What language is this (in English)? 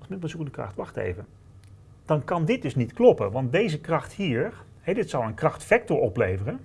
Dutch